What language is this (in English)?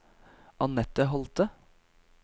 Norwegian